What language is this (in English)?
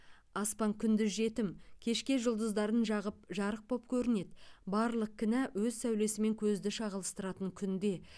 Kazakh